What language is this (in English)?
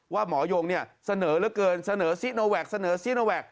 Thai